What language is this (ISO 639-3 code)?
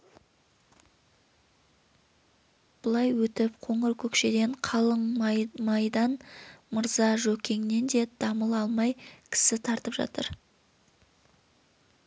kaz